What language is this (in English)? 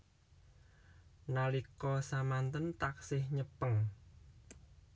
Javanese